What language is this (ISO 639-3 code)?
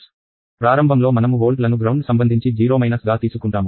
tel